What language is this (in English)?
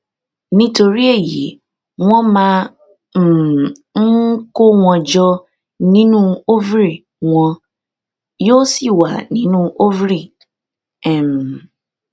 Yoruba